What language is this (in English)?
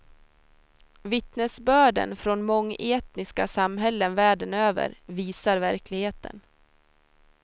Swedish